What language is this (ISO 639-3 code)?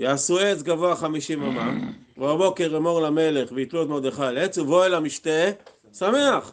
heb